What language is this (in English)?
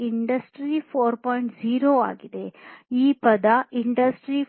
Kannada